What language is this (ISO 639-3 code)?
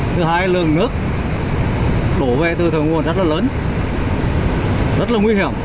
vie